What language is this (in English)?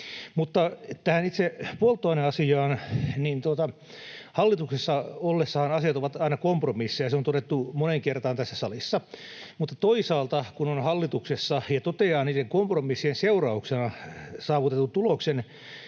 Finnish